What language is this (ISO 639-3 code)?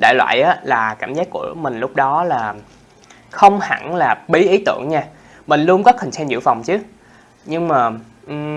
vie